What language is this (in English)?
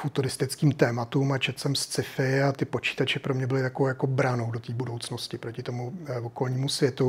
Czech